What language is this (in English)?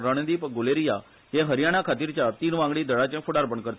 Konkani